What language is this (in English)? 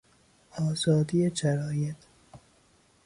Persian